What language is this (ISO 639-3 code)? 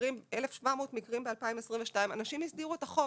heb